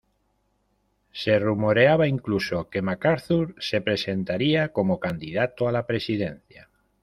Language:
Spanish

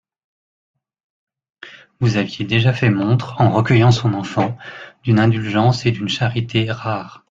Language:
French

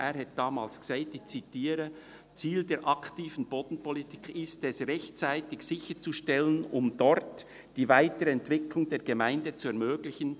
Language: Swiss German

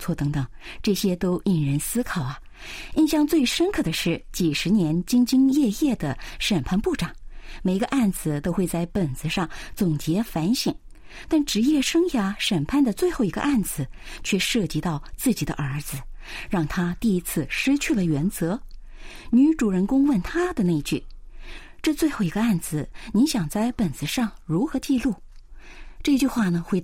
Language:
Chinese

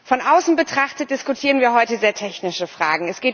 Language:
German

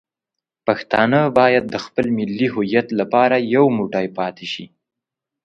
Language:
Pashto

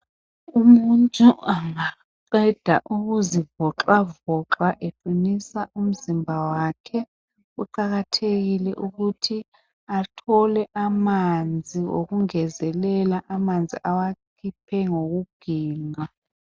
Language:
North Ndebele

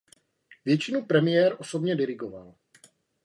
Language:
Czech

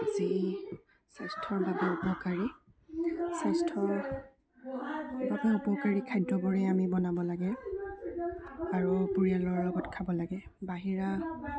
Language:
Assamese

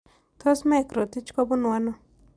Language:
Kalenjin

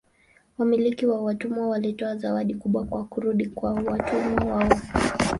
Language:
Swahili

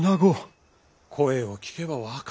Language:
Japanese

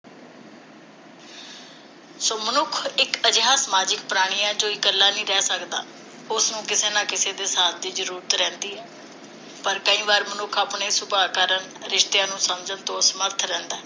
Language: Punjabi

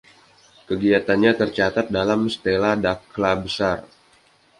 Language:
Indonesian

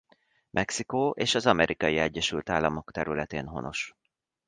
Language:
Hungarian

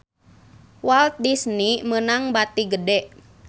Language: Sundanese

